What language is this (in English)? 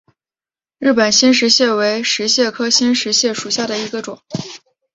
Chinese